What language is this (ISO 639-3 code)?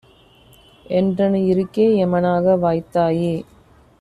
tam